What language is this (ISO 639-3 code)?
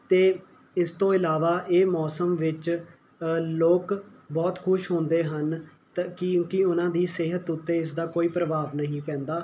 pan